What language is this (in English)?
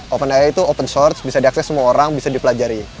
Indonesian